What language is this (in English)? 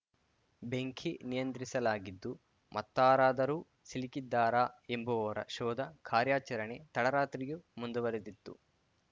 Kannada